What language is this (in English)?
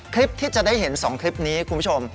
Thai